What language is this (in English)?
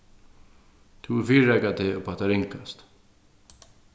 Faroese